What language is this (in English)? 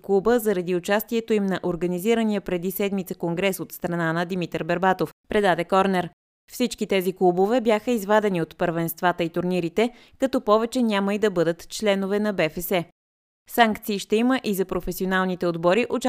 Bulgarian